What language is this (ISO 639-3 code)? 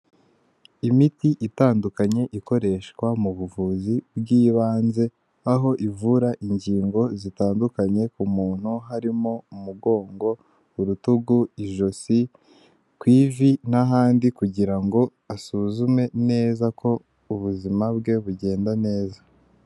kin